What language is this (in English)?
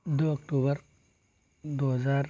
Hindi